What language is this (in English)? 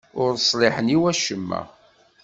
Kabyle